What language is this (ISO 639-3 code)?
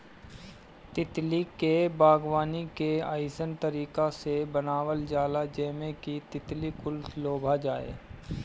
bho